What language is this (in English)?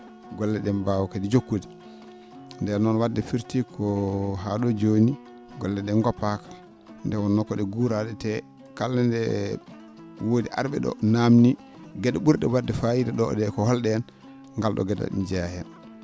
Fula